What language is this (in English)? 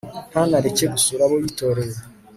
Kinyarwanda